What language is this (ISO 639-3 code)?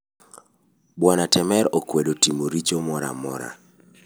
luo